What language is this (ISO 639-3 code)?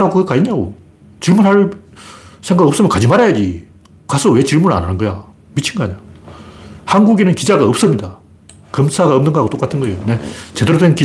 kor